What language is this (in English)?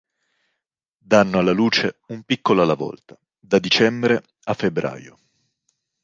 Italian